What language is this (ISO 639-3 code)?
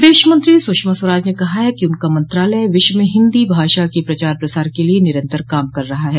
hin